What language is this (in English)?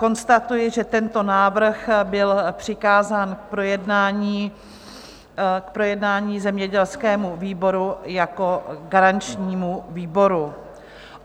Czech